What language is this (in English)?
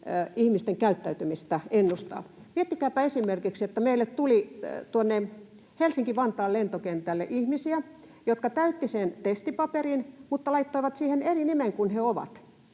Finnish